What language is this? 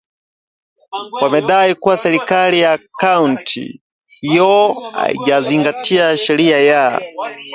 Swahili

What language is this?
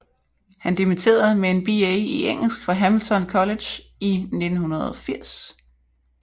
Danish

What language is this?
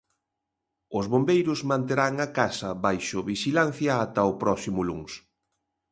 Galician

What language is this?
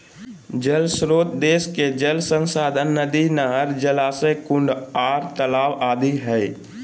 Magahi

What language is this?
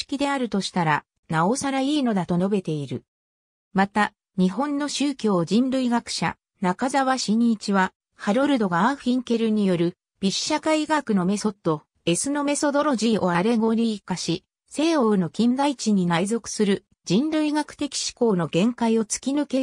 Japanese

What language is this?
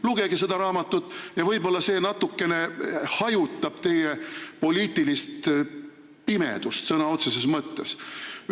Estonian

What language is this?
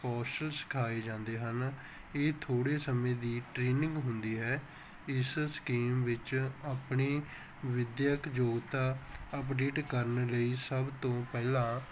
Punjabi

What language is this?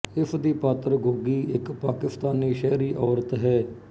Punjabi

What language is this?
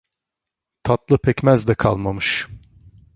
Turkish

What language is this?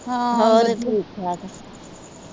Punjabi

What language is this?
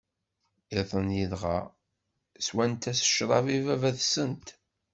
Kabyle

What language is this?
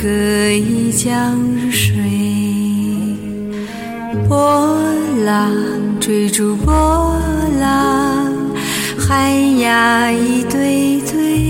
Chinese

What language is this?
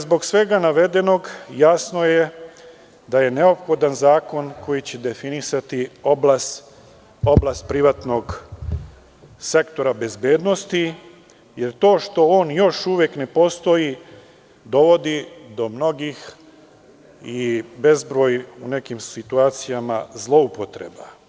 Serbian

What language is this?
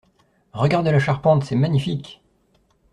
French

